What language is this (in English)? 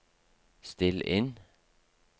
Norwegian